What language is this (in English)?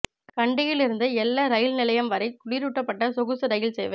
Tamil